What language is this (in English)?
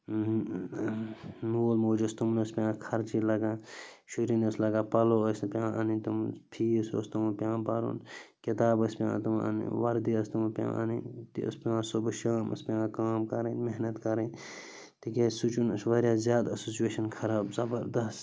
Kashmiri